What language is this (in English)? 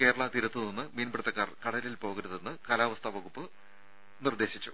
Malayalam